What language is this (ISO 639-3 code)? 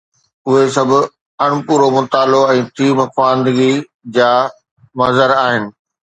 snd